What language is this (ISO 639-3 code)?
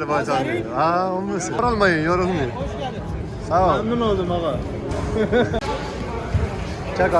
tur